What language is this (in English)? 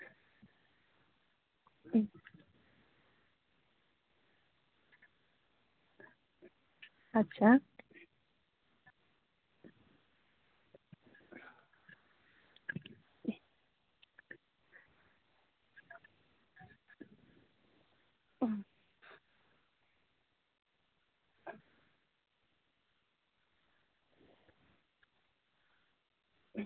Santali